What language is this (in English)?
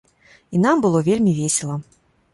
Belarusian